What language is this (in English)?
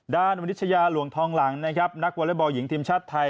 Thai